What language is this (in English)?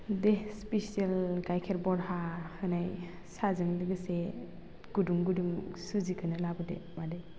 Bodo